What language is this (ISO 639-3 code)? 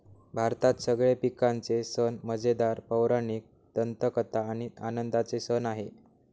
mar